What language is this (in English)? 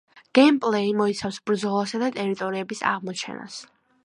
Georgian